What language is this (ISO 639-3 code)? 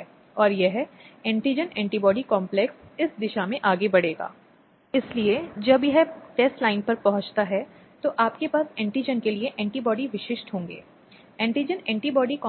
hin